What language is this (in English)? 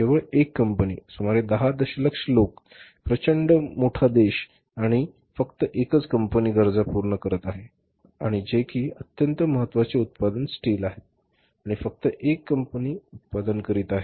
Marathi